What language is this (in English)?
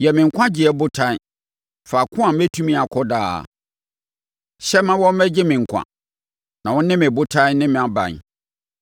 Akan